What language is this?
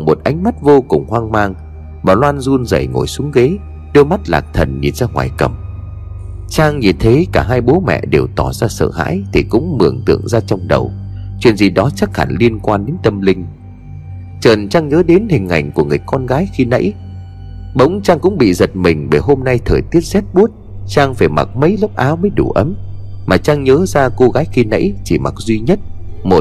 Vietnamese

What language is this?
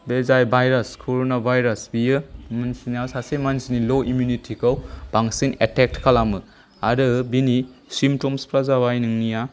Bodo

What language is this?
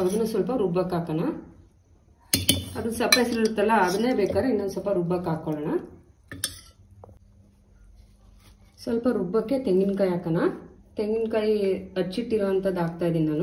Hindi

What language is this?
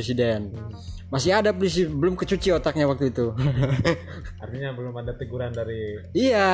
Indonesian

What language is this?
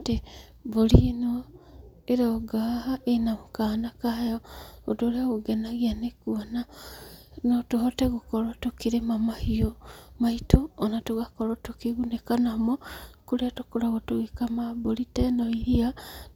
Kikuyu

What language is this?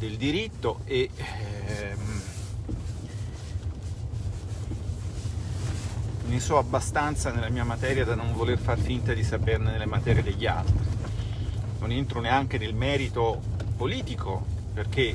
Italian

